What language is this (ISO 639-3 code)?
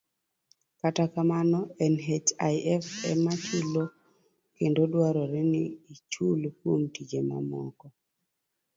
luo